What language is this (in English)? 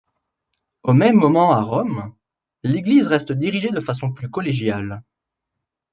French